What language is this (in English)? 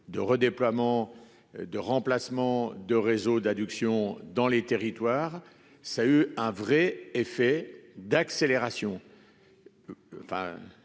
French